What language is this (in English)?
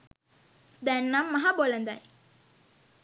Sinhala